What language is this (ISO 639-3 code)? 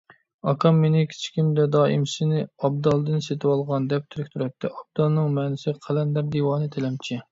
uig